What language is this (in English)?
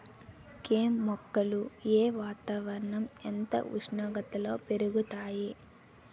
Telugu